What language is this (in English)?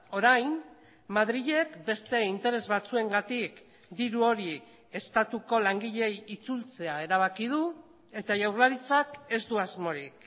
Basque